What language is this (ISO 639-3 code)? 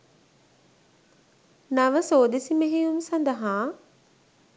sin